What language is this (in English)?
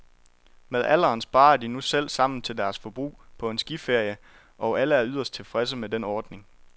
Danish